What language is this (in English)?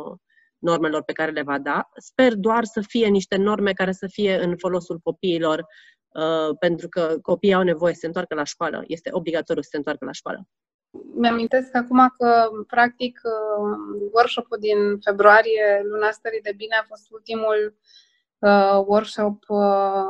Romanian